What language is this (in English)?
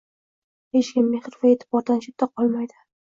Uzbek